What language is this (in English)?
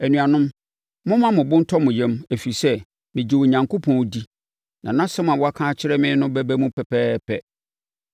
Akan